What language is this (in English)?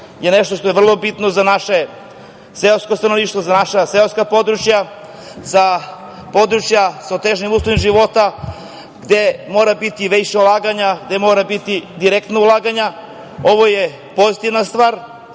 Serbian